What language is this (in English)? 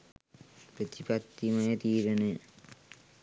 Sinhala